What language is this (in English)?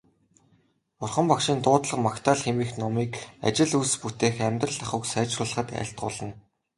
Mongolian